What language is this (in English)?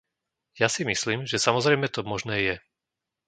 Slovak